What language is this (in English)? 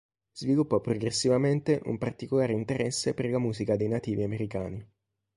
Italian